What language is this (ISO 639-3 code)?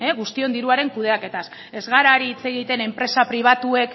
eus